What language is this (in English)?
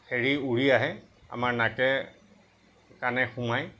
Assamese